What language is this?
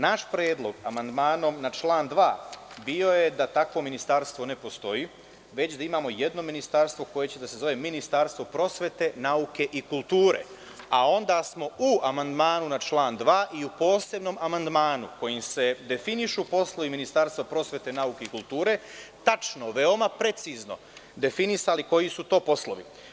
Serbian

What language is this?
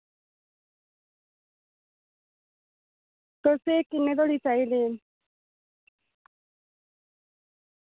Dogri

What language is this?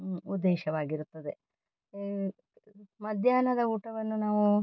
Kannada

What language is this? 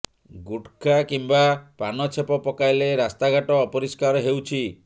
Odia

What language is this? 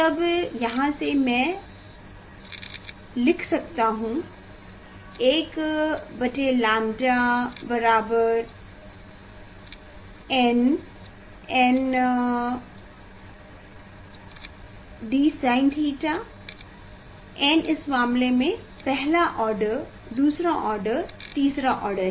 Hindi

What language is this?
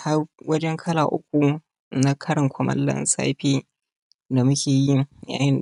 Hausa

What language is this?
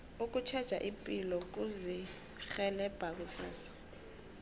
South Ndebele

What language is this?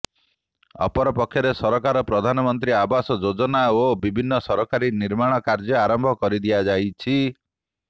Odia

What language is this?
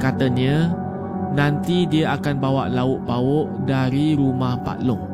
Malay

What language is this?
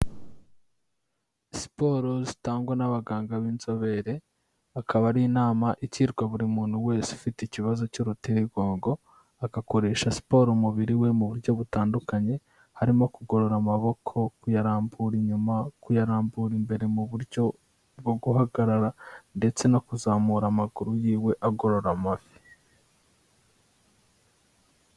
Kinyarwanda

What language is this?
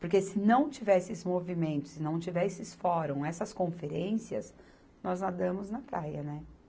Portuguese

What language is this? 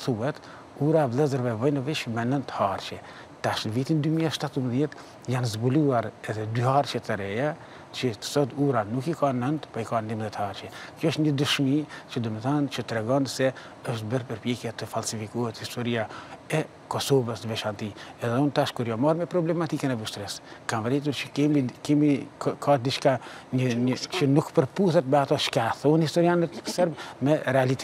Romanian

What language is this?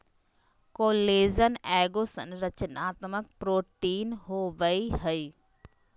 Magahi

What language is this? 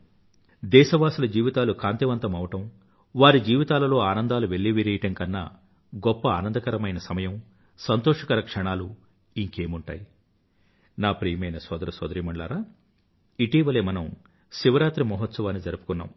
Telugu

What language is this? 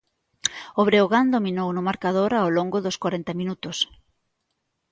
Galician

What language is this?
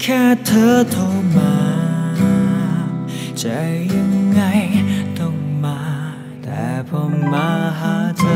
Thai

